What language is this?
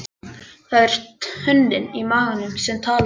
Icelandic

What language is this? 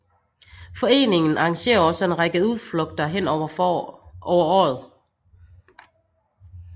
Danish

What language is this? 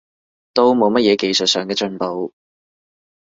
Cantonese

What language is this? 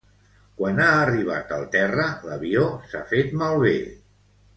Catalan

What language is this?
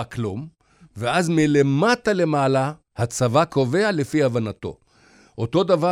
Hebrew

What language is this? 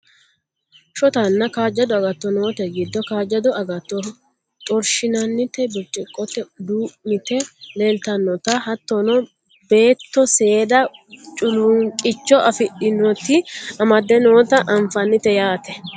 Sidamo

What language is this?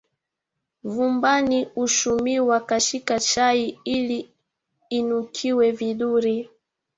Swahili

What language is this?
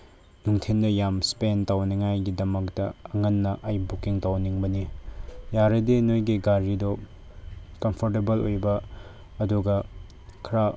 Manipuri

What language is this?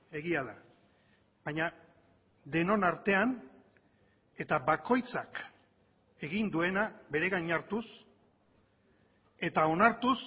Basque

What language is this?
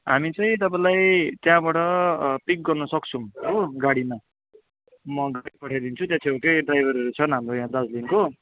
Nepali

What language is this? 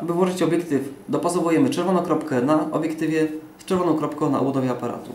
Polish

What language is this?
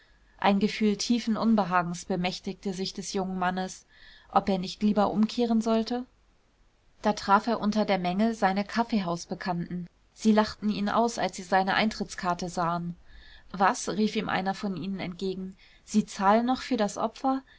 German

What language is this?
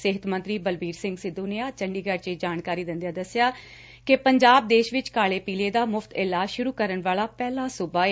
Punjabi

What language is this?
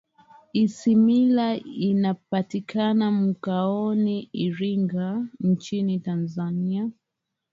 Swahili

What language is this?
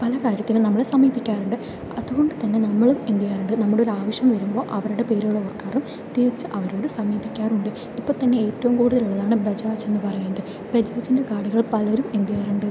Malayalam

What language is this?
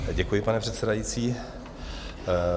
Czech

